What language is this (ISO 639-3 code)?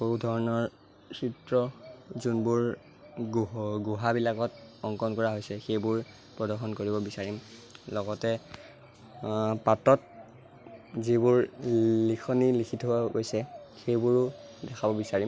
asm